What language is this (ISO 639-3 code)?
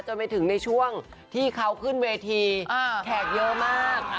tha